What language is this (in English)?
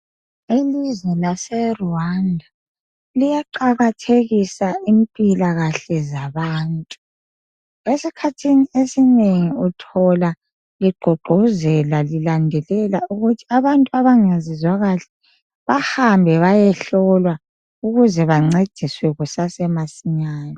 North Ndebele